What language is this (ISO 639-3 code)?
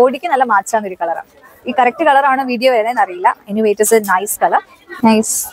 mal